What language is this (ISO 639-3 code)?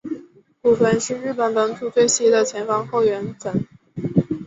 zho